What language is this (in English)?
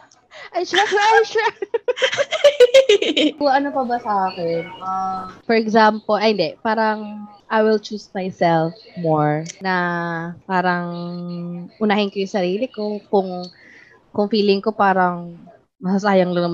Filipino